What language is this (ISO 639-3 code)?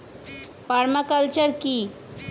ben